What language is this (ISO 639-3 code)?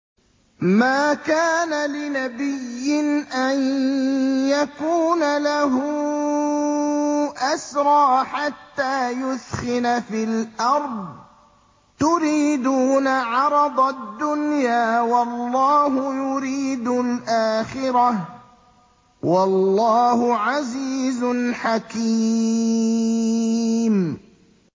ara